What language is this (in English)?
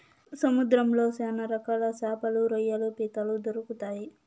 Telugu